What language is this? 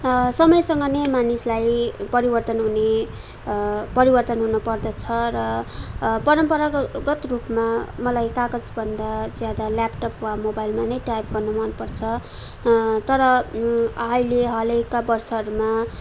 Nepali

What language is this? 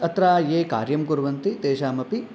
Sanskrit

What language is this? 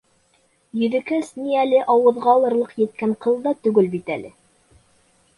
Bashkir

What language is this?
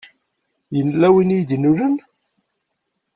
Kabyle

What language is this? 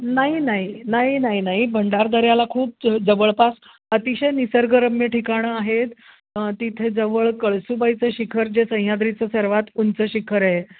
Marathi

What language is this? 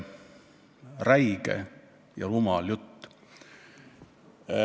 Estonian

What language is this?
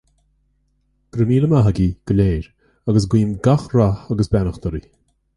Irish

